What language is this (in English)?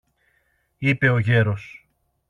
Greek